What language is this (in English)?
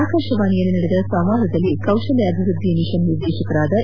Kannada